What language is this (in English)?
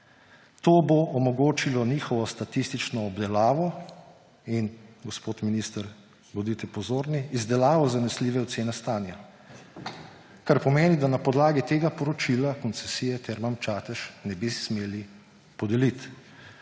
Slovenian